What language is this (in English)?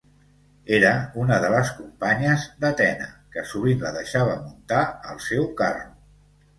Catalan